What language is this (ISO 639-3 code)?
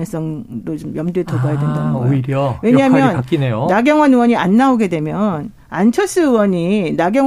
kor